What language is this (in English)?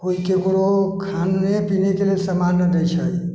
Maithili